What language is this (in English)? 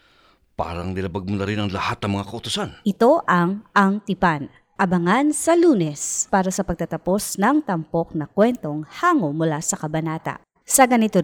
Filipino